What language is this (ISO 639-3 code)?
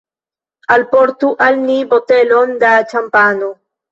epo